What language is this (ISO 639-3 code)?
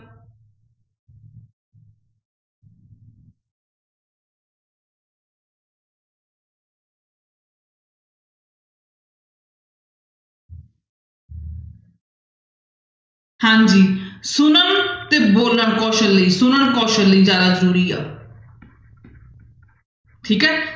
pan